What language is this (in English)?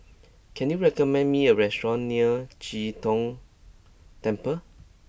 English